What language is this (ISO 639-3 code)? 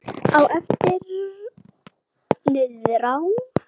isl